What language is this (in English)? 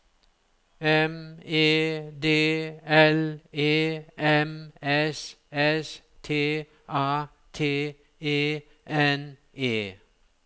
Norwegian